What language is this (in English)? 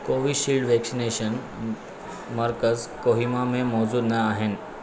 Sindhi